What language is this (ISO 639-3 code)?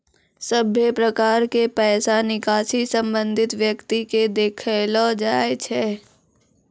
mai